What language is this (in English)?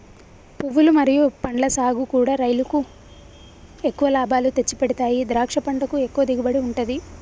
Telugu